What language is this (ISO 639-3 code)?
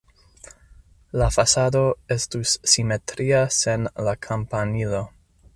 epo